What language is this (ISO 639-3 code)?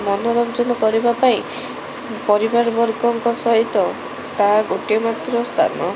ori